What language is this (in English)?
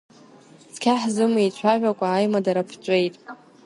Abkhazian